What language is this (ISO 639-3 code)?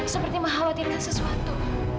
ind